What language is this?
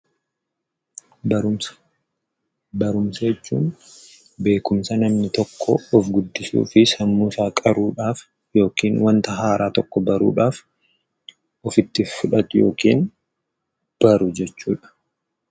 Oromo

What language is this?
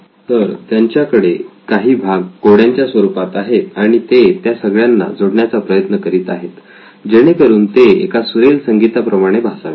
Marathi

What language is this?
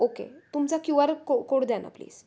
Marathi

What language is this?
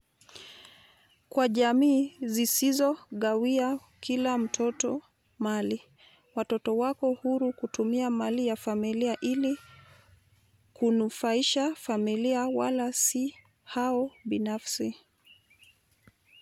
Luo (Kenya and Tanzania)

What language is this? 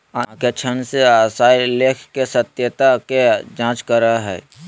Magahi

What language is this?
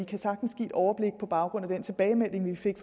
Danish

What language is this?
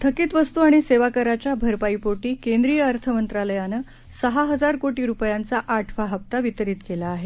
Marathi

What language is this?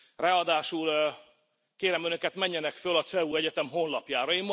Hungarian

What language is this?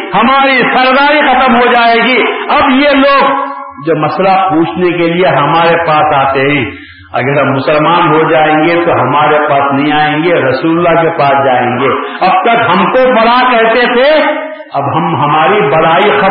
Urdu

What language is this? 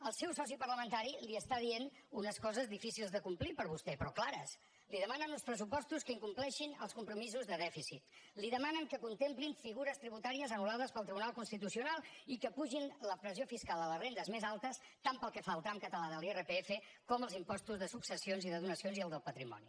Catalan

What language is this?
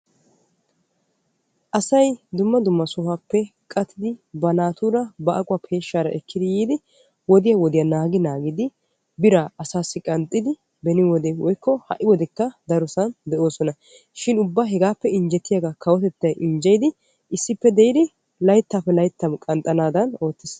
Wolaytta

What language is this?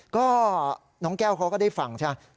Thai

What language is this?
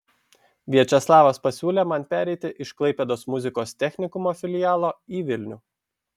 Lithuanian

